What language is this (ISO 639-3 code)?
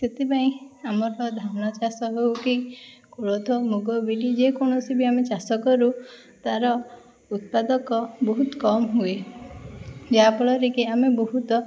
ori